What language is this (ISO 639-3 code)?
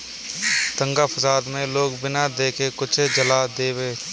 bho